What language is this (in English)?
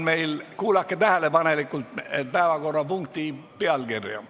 Estonian